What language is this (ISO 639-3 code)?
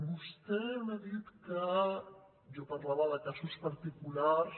cat